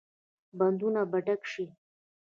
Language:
Pashto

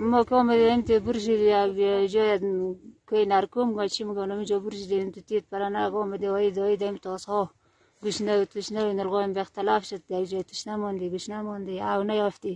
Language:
Turkish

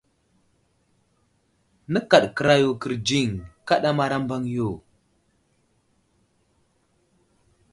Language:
Wuzlam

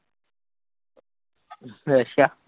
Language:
Punjabi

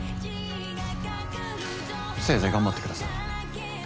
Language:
Japanese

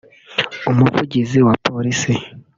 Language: Kinyarwanda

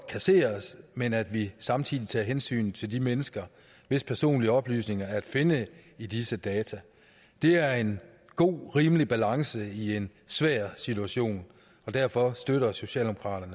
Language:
Danish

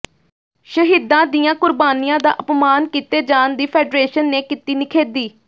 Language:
Punjabi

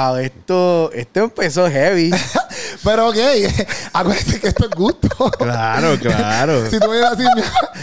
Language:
Spanish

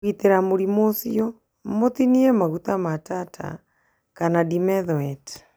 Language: Kikuyu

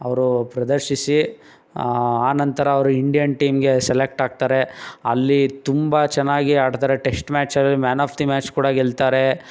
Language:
Kannada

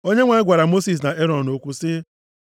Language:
Igbo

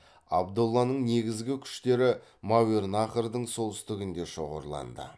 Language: Kazakh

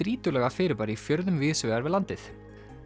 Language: Icelandic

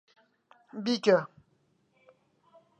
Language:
Central Kurdish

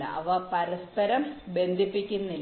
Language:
Malayalam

